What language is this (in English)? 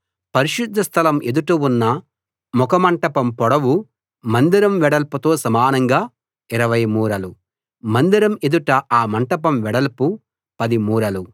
Telugu